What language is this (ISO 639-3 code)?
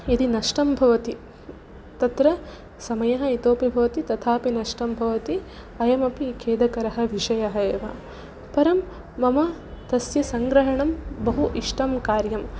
san